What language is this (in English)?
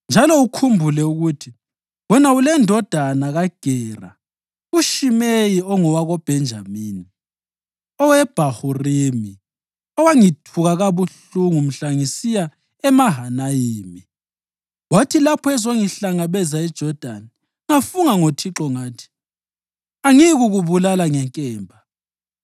North Ndebele